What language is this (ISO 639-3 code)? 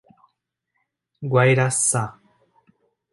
por